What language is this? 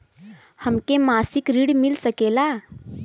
Bhojpuri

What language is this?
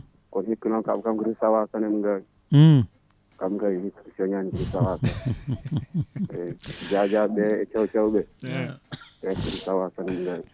Fula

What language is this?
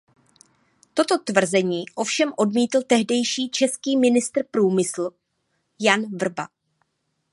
Czech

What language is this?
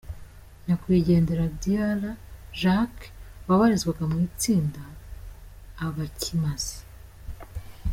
Kinyarwanda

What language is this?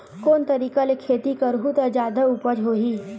Chhattisgarhi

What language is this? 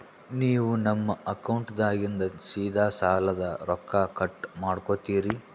Kannada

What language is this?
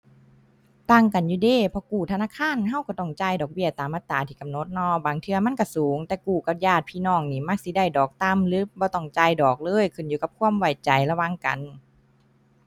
Thai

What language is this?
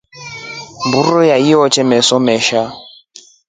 Rombo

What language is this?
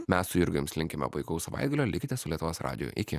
Lithuanian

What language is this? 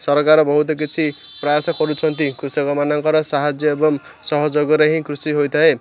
Odia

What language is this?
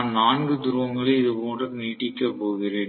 Tamil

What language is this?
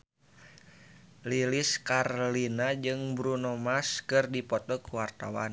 Sundanese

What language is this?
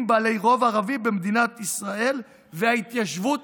Hebrew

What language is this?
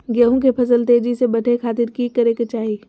Magahi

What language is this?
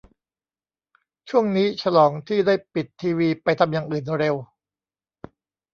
Thai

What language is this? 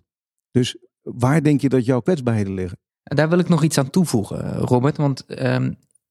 Dutch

